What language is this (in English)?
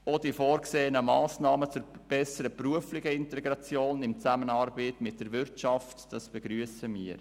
Swiss German